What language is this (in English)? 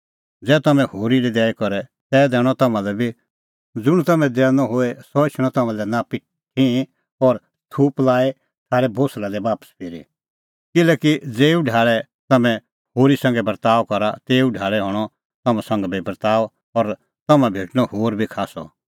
Kullu Pahari